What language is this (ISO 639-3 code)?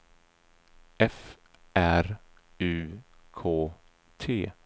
swe